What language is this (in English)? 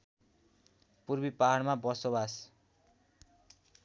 Nepali